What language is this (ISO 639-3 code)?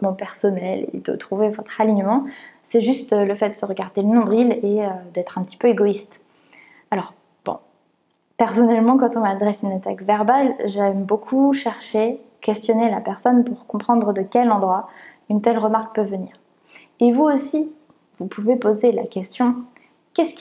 fra